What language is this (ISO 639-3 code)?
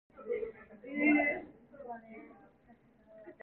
kor